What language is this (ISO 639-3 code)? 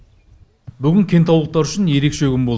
kaz